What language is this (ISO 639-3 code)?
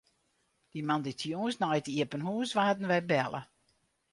fry